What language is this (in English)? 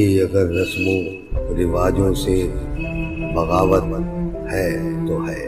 Urdu